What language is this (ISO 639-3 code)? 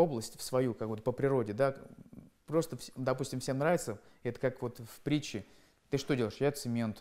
rus